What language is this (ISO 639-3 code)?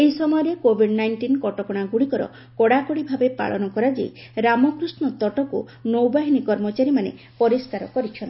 ori